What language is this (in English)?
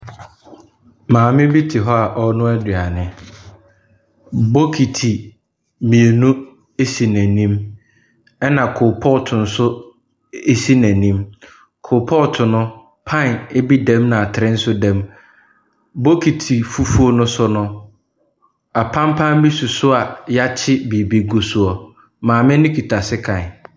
Akan